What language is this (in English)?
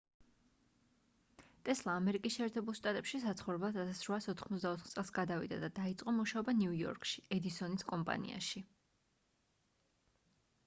Georgian